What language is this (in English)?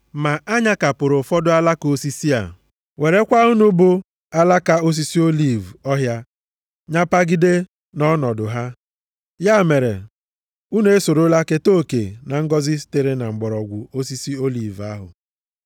Igbo